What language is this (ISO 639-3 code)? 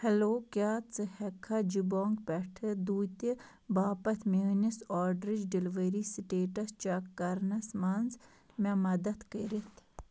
kas